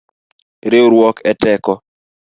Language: Luo (Kenya and Tanzania)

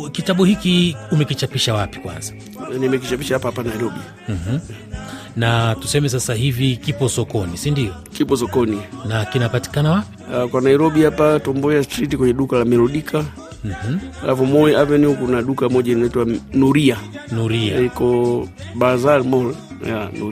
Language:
Swahili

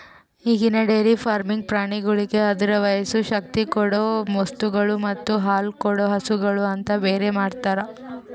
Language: Kannada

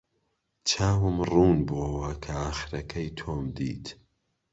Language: Central Kurdish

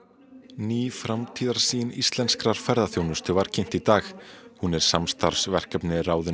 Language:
Icelandic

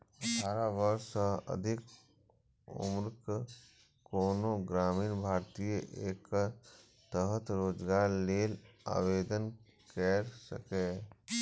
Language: Maithili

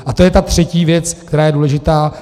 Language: Czech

